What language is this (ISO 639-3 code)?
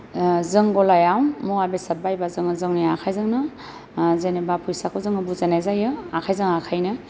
brx